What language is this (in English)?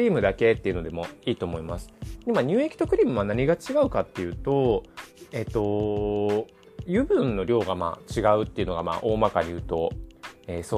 Japanese